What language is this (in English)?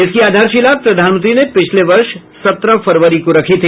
Hindi